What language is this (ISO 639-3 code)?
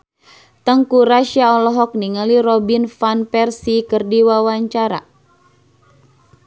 sun